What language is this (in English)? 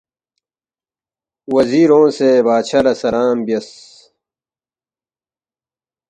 Balti